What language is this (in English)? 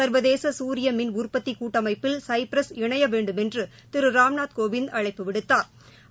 Tamil